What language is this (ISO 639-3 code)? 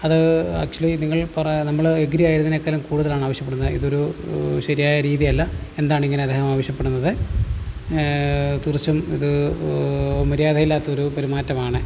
mal